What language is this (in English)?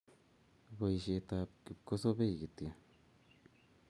Kalenjin